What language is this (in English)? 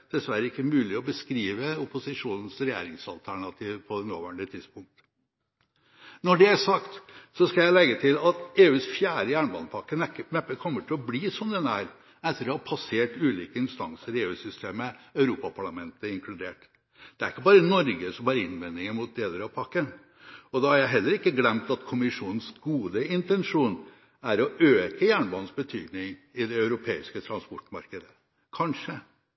Norwegian Bokmål